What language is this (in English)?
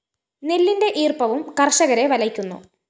Malayalam